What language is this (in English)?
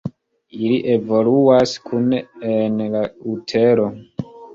Esperanto